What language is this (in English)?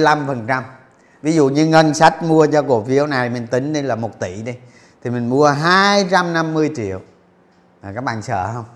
Vietnamese